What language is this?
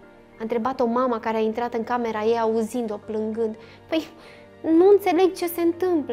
Romanian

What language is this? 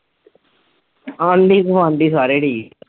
Punjabi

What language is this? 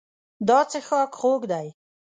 Pashto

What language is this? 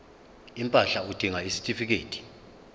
Zulu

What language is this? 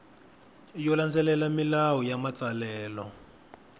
Tsonga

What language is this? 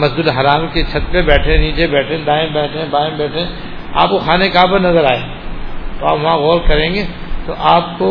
Urdu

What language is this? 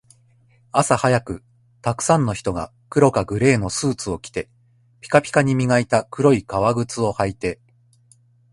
Japanese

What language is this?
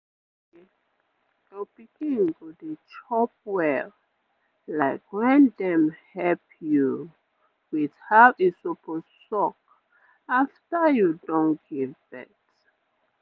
Nigerian Pidgin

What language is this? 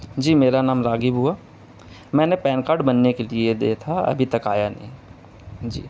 Urdu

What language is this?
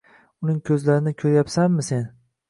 Uzbek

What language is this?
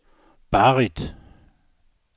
Danish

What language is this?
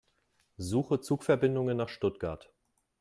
German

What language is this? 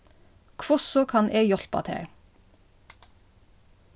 Faroese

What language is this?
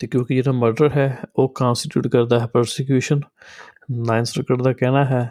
Punjabi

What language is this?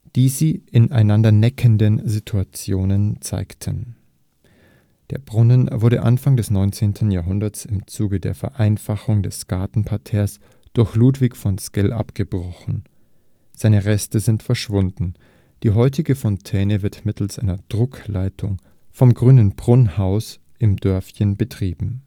German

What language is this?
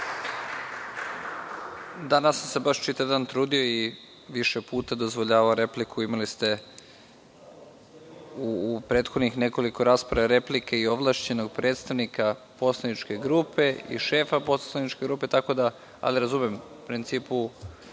Serbian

